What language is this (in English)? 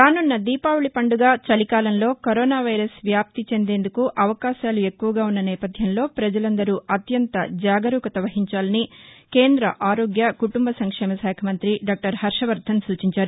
Telugu